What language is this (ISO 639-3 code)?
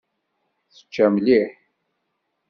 kab